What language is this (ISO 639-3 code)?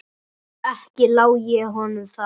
isl